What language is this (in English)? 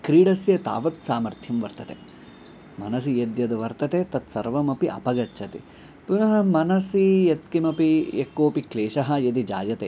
Sanskrit